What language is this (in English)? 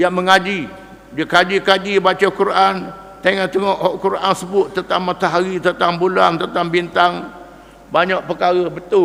Malay